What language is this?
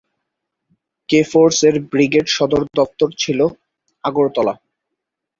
Bangla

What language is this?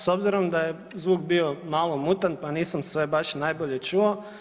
Croatian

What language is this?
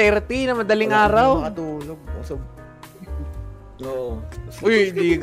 Filipino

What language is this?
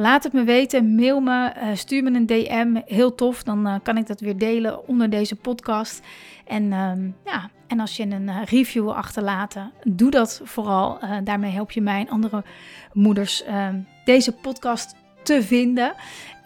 Dutch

